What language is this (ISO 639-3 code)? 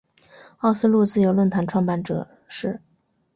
zho